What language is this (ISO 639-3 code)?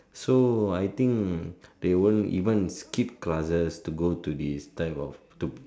eng